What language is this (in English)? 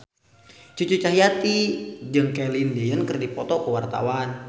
Sundanese